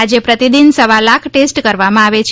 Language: Gujarati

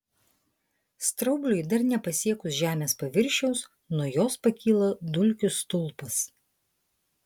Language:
Lithuanian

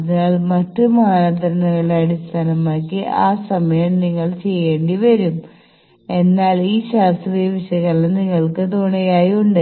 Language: Malayalam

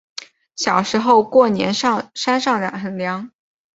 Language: Chinese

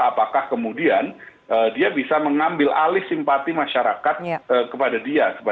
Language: Indonesian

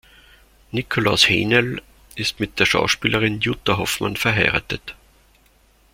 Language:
German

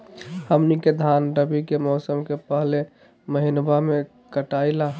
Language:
Magahi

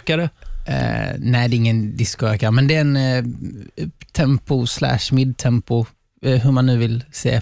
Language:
Swedish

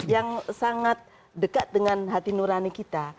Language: Indonesian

